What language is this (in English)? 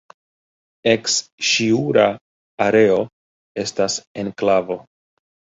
Esperanto